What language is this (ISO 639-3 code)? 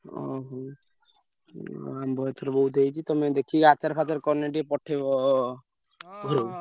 ori